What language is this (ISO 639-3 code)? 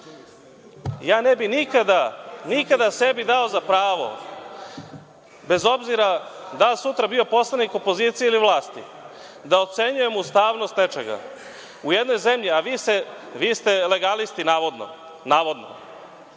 srp